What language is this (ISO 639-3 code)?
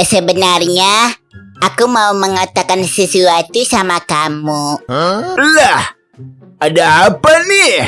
ind